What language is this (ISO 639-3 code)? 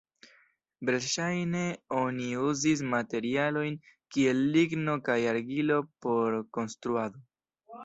epo